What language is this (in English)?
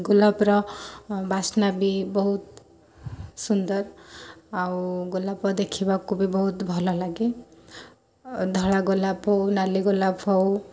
Odia